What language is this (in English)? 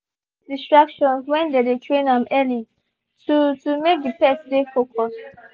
Nigerian Pidgin